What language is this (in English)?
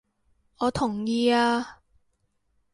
Cantonese